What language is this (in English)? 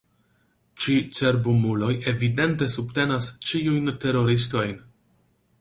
Esperanto